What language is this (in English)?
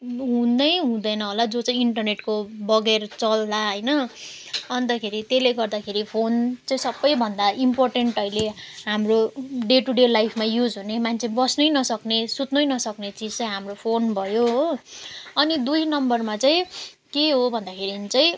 Nepali